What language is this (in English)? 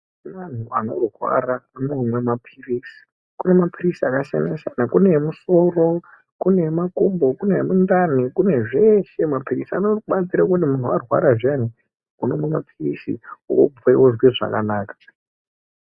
Ndau